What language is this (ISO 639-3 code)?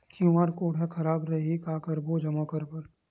hne